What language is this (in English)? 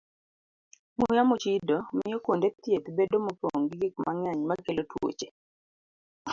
Luo (Kenya and Tanzania)